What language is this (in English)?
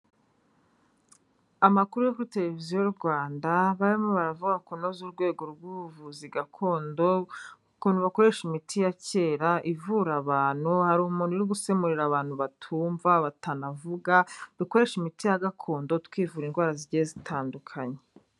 Kinyarwanda